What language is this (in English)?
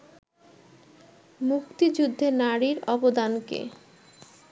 Bangla